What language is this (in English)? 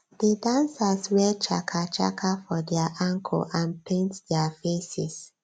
Nigerian Pidgin